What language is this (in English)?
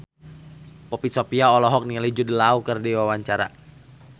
Sundanese